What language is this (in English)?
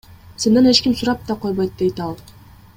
Kyrgyz